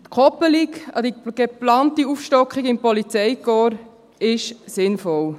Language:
Swiss German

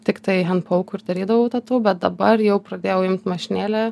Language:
Lithuanian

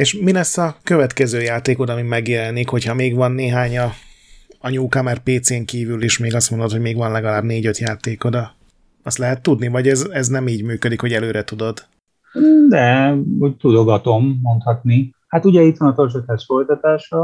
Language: Hungarian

